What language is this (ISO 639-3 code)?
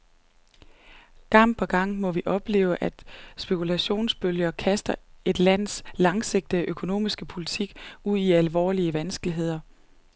dan